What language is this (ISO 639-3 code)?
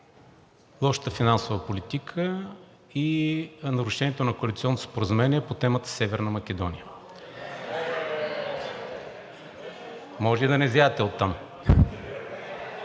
bul